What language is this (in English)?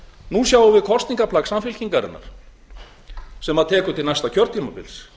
Icelandic